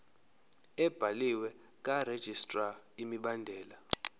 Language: Zulu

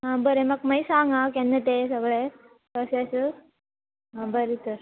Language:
Konkani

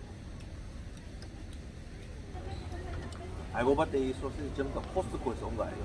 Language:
Korean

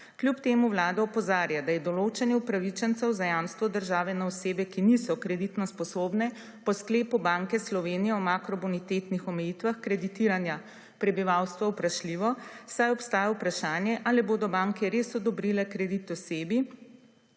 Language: Slovenian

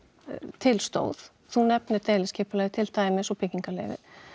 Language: Icelandic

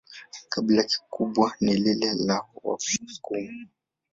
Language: Swahili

